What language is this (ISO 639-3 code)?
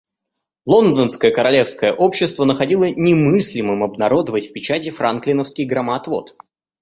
rus